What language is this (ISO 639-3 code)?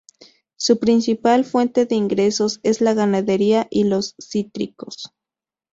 spa